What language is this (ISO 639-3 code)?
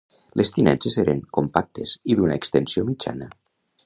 cat